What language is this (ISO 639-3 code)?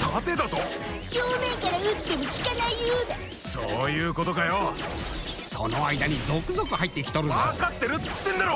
jpn